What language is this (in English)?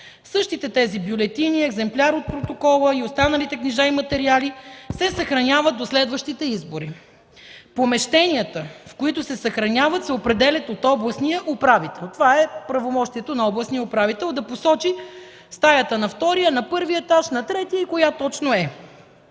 Bulgarian